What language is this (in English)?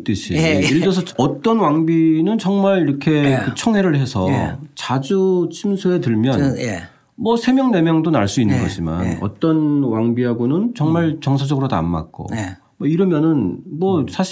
Korean